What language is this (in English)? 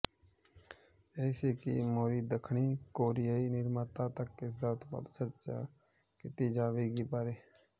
Punjabi